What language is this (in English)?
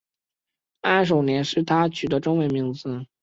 Chinese